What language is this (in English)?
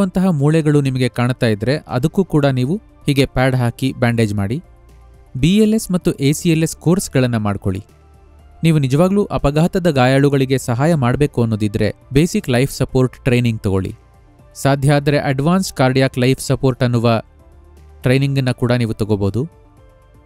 Kannada